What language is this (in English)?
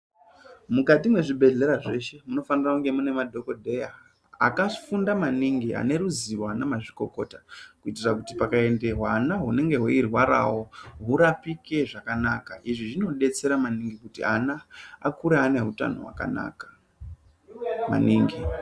Ndau